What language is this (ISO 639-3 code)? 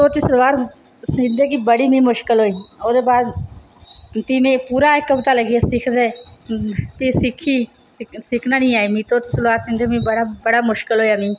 doi